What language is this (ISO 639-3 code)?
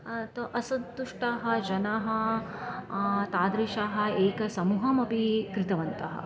san